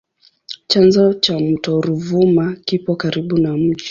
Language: Swahili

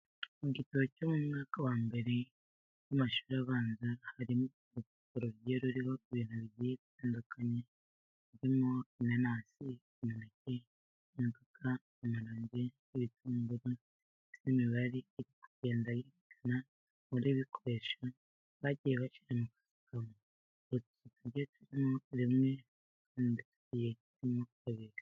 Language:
Kinyarwanda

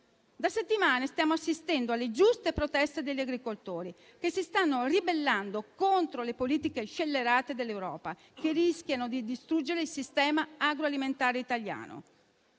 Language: Italian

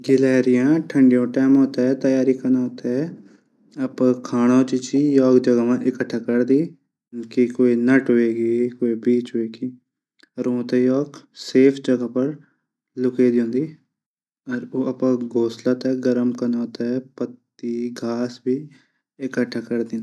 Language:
Garhwali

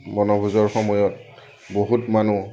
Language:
Assamese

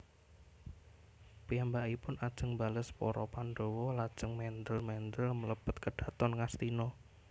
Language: Javanese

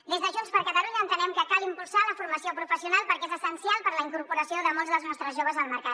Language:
Catalan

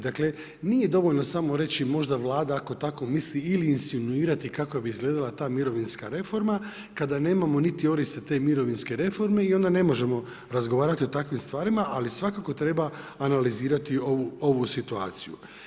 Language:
Croatian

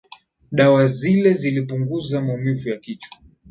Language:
Swahili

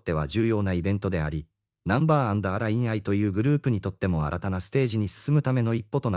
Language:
Japanese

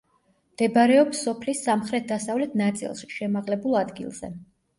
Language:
Georgian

